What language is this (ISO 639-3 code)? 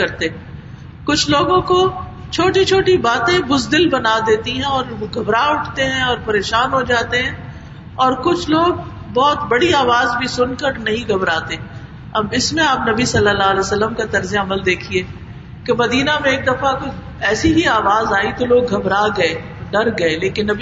urd